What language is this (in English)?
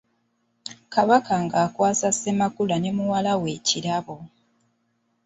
Ganda